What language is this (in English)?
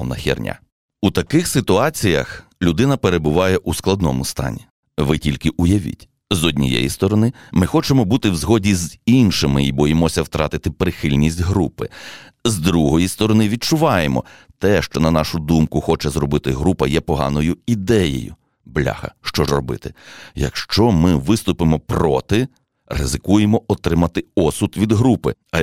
Ukrainian